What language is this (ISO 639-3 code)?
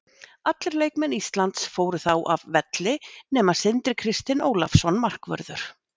isl